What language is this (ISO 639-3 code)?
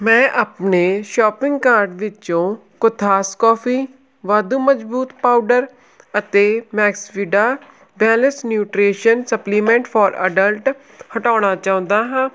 pan